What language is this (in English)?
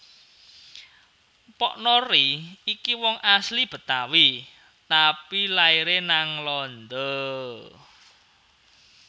Javanese